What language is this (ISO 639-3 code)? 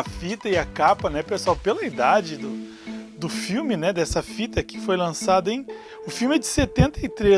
por